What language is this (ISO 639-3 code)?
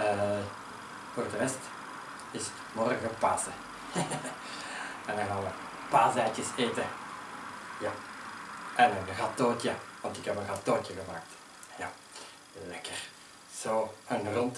nld